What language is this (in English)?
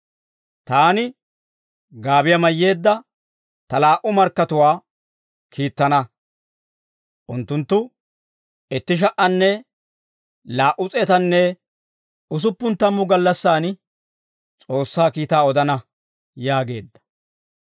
Dawro